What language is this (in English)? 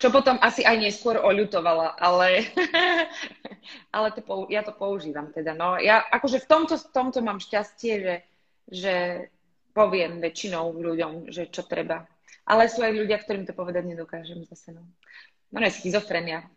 Slovak